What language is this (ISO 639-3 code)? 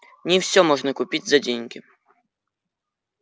rus